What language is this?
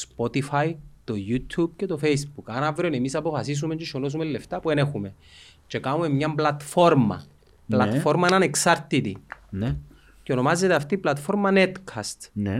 Greek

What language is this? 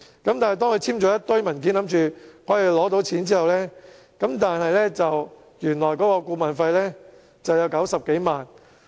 Cantonese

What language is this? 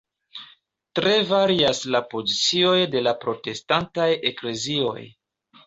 Esperanto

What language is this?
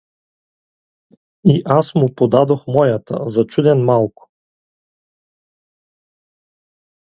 Bulgarian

